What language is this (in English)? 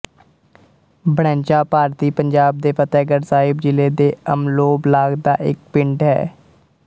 Punjabi